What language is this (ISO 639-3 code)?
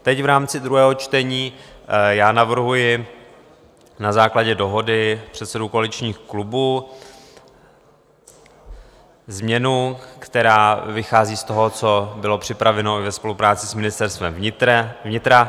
ces